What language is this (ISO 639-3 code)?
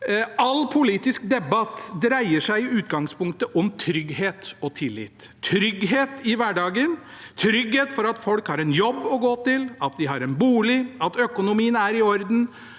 nor